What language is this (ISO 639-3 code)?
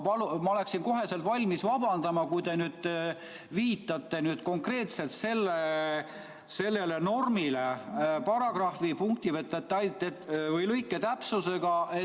est